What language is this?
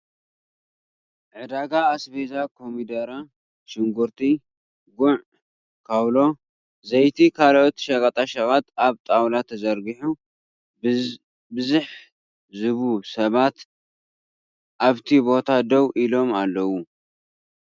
Tigrinya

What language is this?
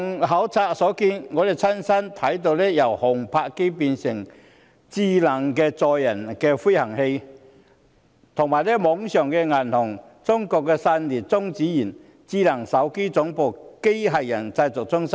Cantonese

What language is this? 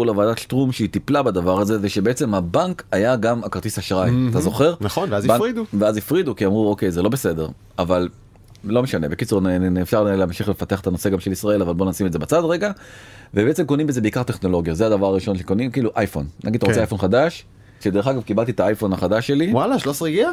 Hebrew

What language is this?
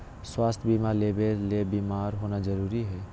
Magahi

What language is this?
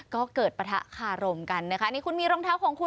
Thai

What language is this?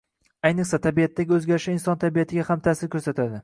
Uzbek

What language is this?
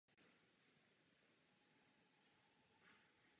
Czech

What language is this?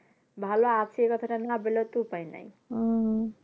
Bangla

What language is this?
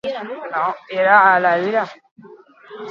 Basque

